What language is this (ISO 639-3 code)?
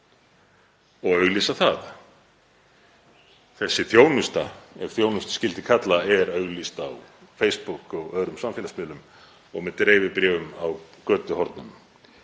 isl